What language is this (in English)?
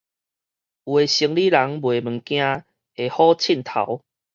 Min Nan Chinese